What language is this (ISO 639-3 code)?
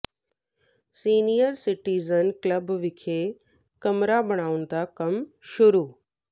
pan